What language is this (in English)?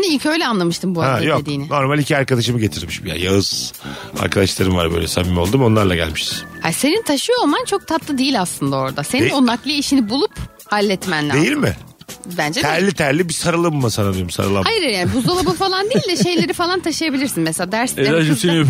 Turkish